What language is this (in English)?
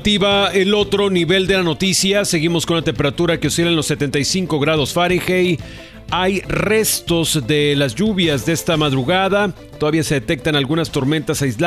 Spanish